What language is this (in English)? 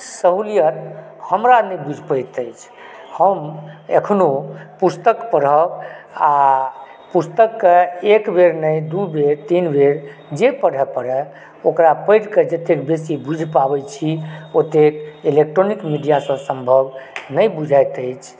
Maithili